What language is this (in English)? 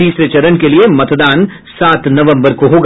Hindi